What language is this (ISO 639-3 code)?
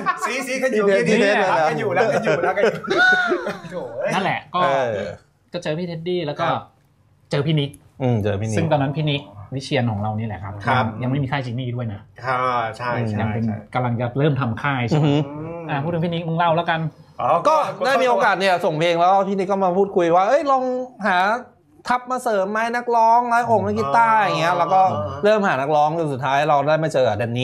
tha